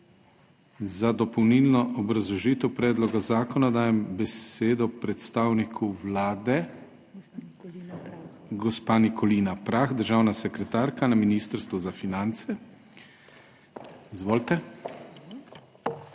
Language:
Slovenian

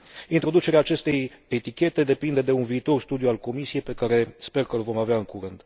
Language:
Romanian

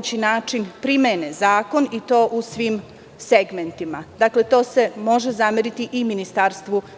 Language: Serbian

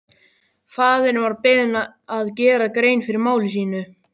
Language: Icelandic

